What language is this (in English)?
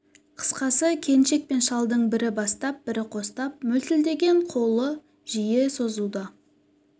Kazakh